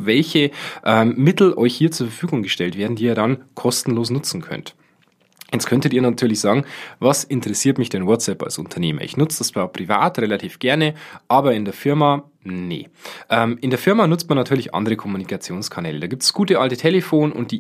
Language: German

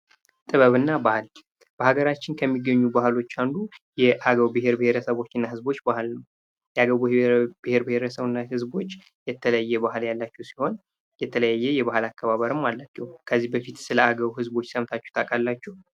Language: Amharic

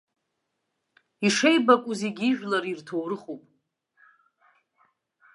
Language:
Abkhazian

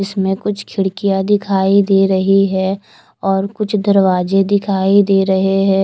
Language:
Hindi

